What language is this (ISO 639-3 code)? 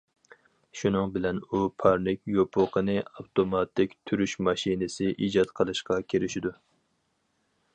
uig